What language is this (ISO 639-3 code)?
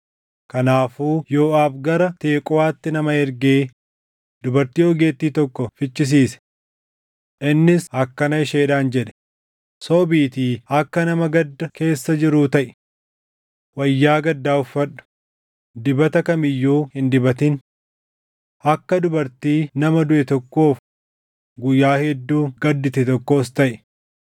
orm